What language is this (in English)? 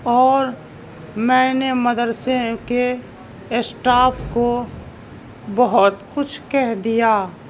Urdu